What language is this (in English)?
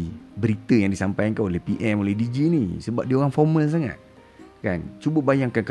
Malay